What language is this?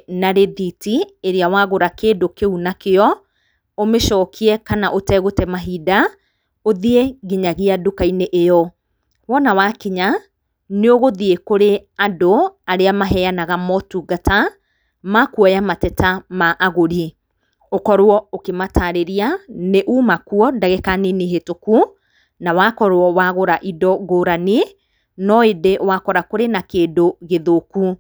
Kikuyu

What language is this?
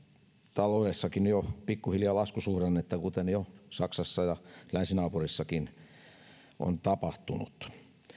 Finnish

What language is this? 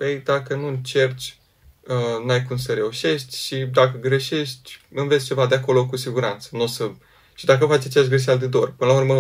Romanian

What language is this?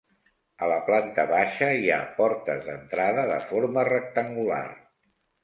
Catalan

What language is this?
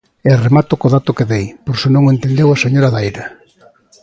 Galician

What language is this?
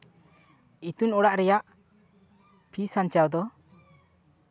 Santali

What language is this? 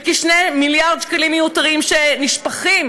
Hebrew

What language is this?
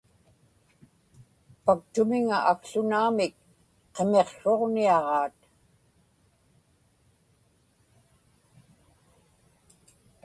Inupiaq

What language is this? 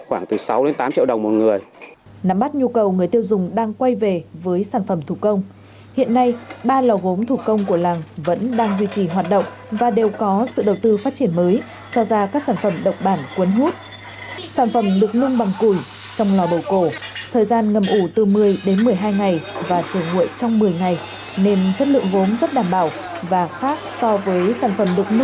Vietnamese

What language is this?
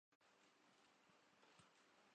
Urdu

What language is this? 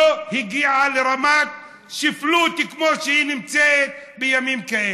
Hebrew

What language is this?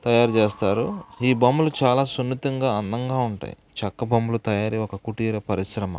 Telugu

